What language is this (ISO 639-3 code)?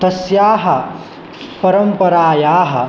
san